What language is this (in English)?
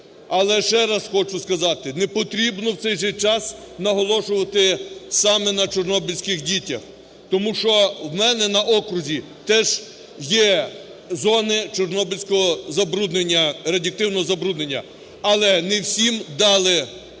Ukrainian